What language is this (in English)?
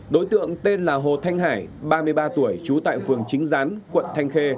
Vietnamese